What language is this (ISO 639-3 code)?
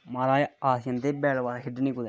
doi